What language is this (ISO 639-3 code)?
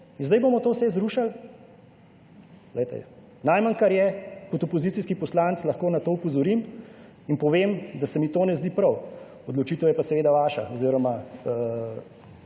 slv